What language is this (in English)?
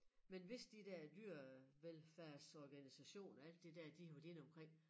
Danish